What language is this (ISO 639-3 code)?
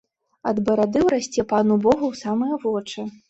bel